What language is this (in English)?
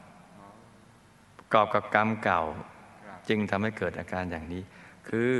Thai